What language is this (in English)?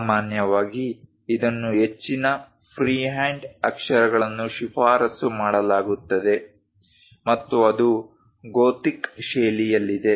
Kannada